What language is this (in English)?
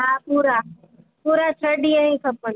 Sindhi